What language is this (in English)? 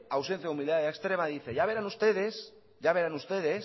Spanish